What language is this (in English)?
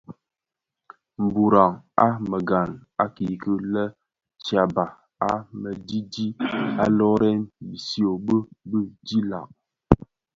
Bafia